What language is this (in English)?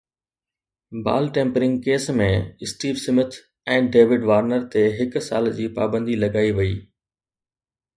Sindhi